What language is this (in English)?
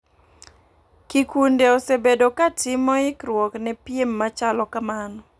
Luo (Kenya and Tanzania)